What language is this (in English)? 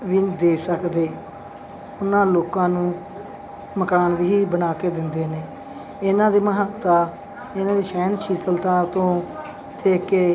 Punjabi